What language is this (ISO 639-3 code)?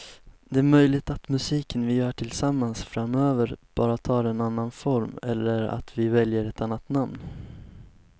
swe